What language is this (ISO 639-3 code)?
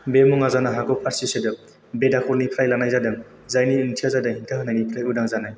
brx